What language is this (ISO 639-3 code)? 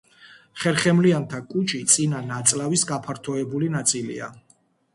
kat